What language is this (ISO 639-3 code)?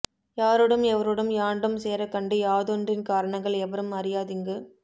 tam